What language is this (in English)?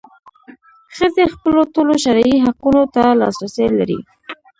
Pashto